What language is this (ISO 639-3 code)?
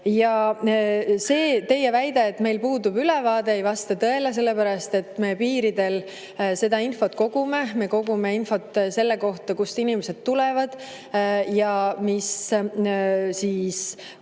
est